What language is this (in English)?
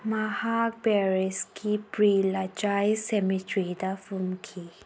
Manipuri